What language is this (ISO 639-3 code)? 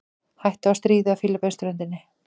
isl